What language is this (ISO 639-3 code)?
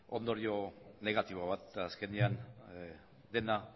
eus